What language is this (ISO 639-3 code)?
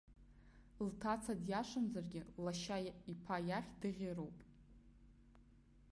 abk